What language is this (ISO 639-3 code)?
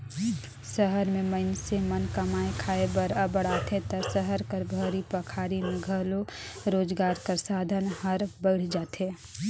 hne